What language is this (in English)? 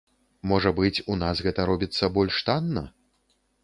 Belarusian